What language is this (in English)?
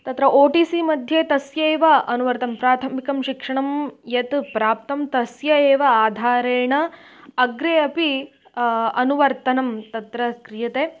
Sanskrit